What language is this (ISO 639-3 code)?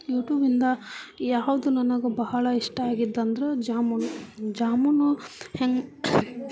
kan